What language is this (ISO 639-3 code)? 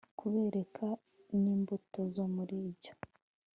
kin